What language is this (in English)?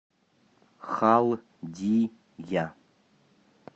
Russian